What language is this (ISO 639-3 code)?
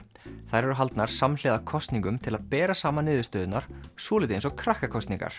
isl